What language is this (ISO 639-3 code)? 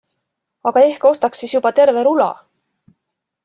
est